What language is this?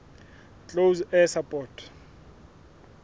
Southern Sotho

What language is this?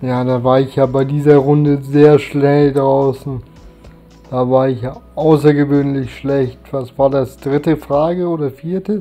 German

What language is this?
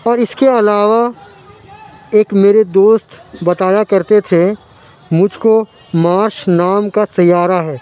Urdu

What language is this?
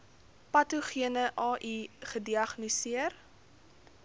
Afrikaans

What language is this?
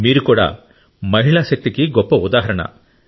Telugu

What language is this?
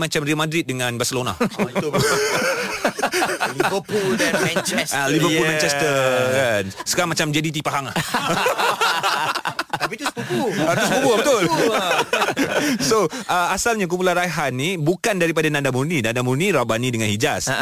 Malay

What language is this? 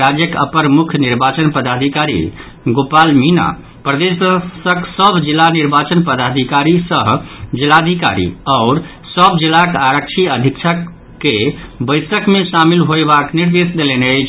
Maithili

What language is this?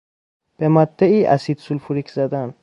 Persian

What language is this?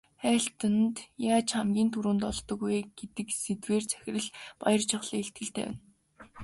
Mongolian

